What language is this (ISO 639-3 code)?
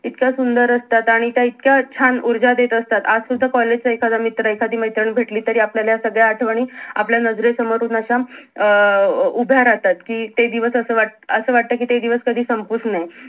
mar